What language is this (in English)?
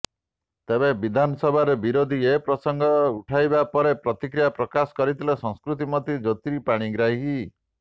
Odia